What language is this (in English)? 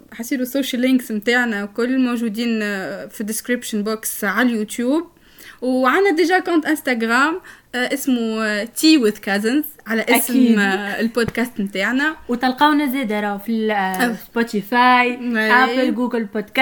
Arabic